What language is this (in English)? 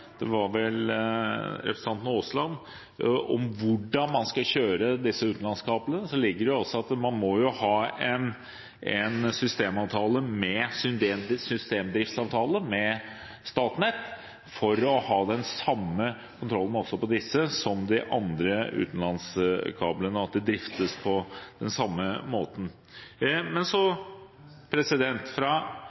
Norwegian Bokmål